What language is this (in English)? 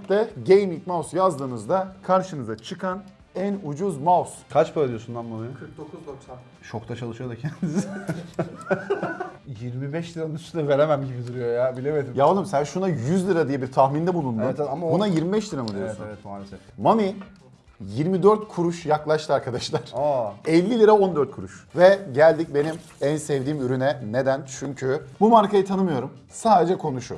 Turkish